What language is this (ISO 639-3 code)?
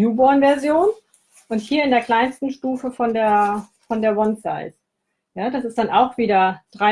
deu